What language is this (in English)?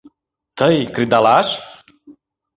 Mari